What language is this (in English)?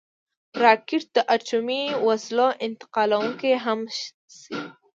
Pashto